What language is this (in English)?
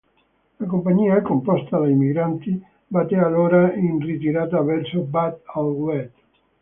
Italian